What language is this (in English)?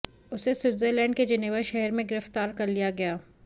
Hindi